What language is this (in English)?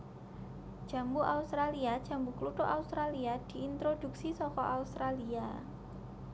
Javanese